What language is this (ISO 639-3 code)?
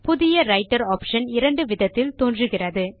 tam